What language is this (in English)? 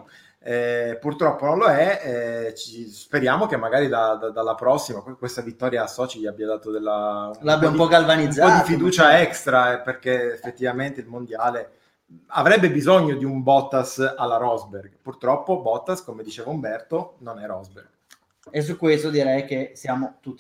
Italian